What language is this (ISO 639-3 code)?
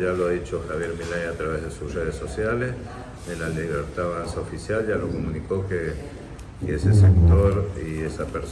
spa